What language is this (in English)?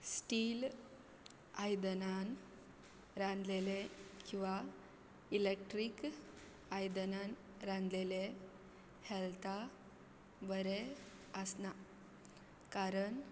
Konkani